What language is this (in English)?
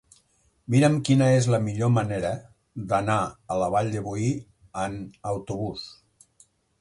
Catalan